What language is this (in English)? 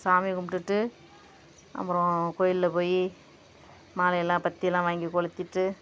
Tamil